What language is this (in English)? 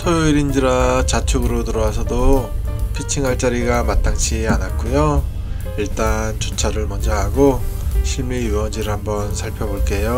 Korean